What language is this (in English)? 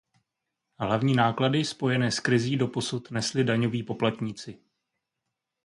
Czech